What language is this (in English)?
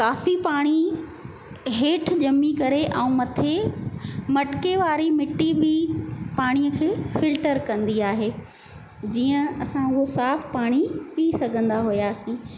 Sindhi